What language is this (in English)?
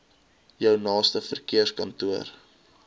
Afrikaans